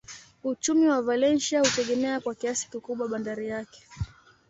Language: Swahili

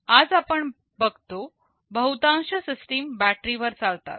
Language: Marathi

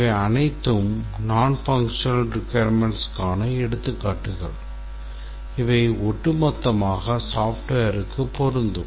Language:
Tamil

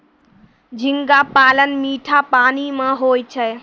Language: Maithili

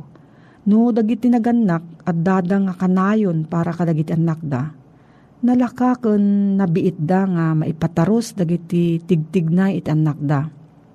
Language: Filipino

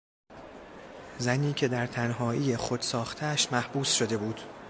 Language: Persian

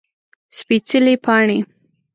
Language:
Pashto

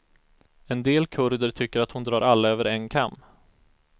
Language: Swedish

